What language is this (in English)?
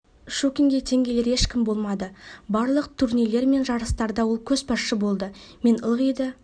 Kazakh